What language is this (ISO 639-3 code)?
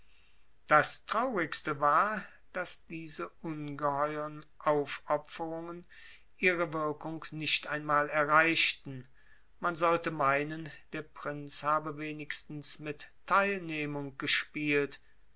deu